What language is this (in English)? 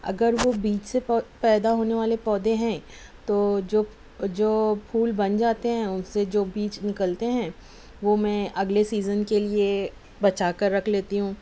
Urdu